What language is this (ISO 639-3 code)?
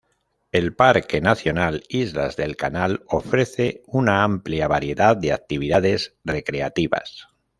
spa